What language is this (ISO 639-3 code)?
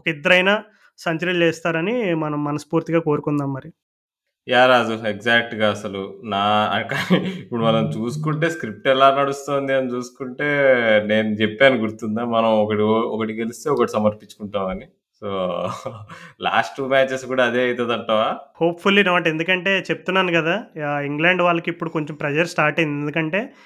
tel